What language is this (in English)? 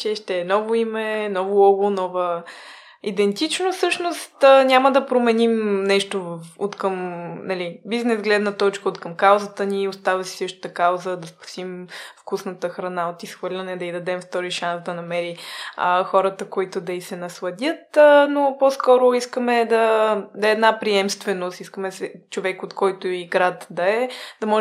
Bulgarian